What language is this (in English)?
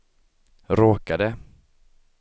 Swedish